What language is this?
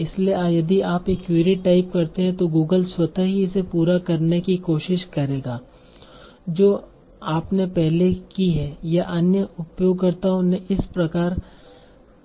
Hindi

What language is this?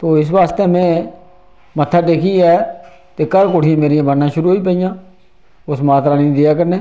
Dogri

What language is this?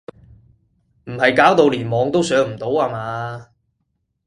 Cantonese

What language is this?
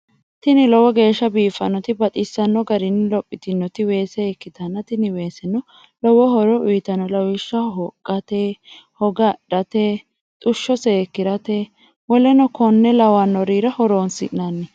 Sidamo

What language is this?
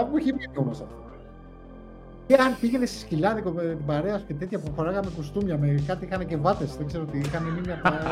Greek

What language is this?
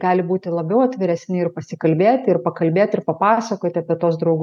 Lithuanian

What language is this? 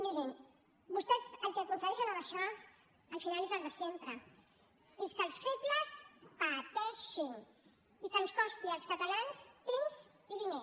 Catalan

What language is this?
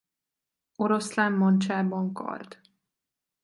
Hungarian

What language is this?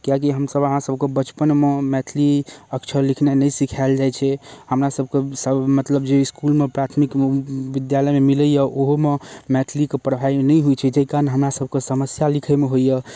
Maithili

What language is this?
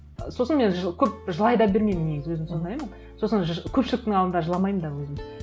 Kazakh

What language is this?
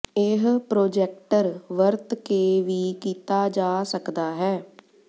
Punjabi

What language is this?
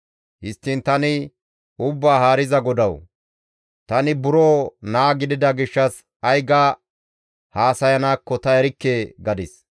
Gamo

